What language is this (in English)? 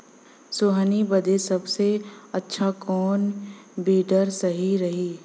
Bhojpuri